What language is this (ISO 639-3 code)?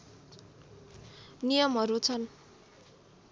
nep